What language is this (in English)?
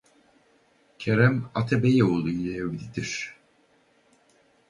Turkish